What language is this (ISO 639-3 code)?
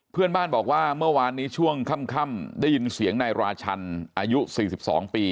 tha